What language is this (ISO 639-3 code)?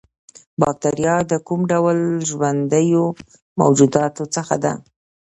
pus